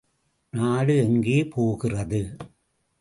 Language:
Tamil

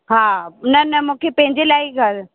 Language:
Sindhi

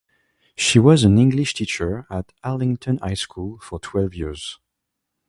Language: English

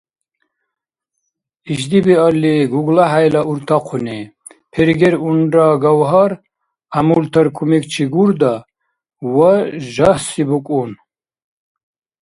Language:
Dargwa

